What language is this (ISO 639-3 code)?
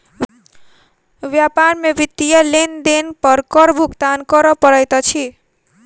mai